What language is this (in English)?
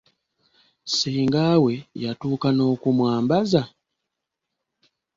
Ganda